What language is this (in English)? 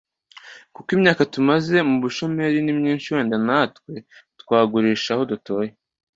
Kinyarwanda